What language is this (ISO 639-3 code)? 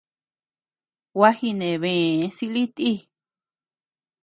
cux